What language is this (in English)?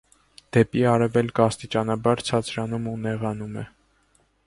Armenian